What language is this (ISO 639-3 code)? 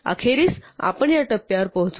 mar